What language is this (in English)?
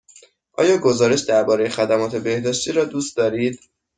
Persian